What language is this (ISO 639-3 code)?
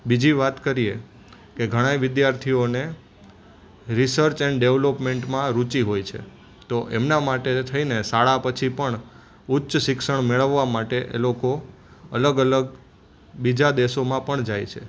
guj